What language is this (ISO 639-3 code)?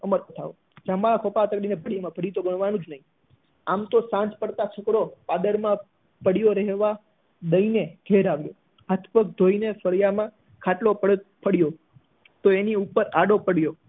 guj